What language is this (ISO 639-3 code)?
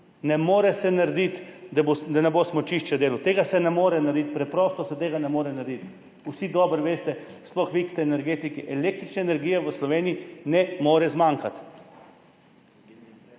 slv